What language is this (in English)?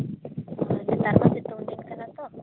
Santali